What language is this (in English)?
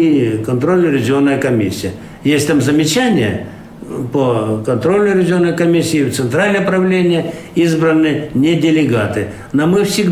Russian